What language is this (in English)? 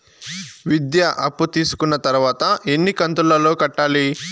Telugu